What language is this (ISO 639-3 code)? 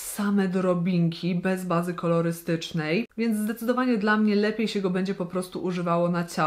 pol